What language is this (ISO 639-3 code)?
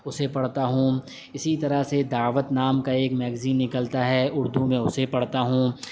urd